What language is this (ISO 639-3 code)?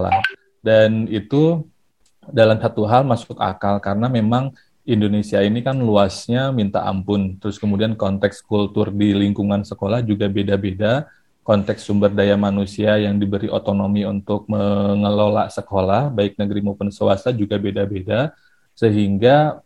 ind